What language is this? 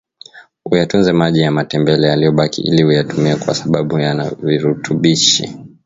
Swahili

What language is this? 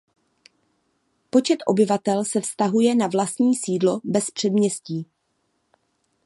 Czech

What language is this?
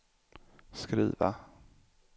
Swedish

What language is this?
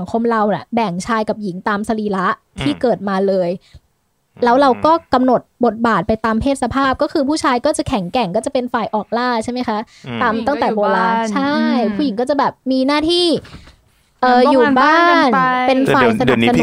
Thai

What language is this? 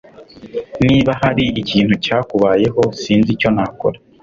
Kinyarwanda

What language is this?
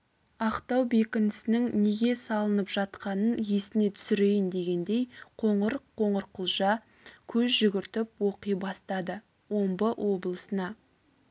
Kazakh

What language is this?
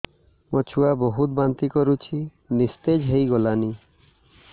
Odia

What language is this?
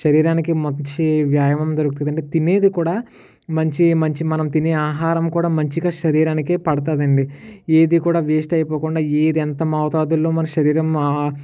Telugu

